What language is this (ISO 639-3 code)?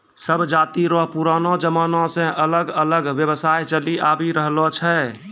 mai